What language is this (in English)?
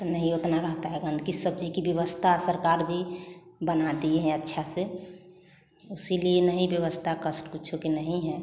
Hindi